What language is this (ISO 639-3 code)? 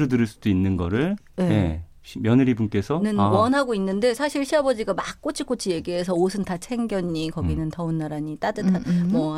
kor